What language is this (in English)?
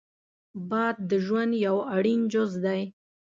Pashto